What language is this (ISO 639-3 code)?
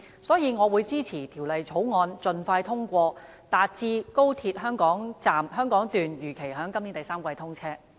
yue